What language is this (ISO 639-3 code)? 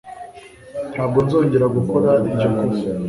kin